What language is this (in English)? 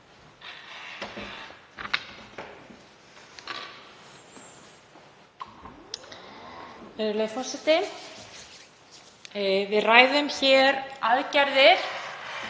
Icelandic